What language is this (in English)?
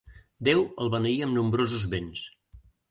Catalan